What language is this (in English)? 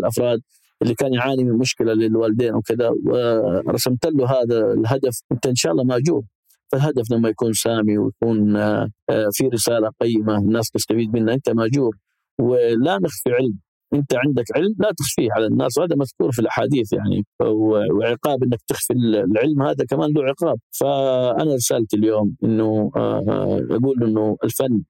Arabic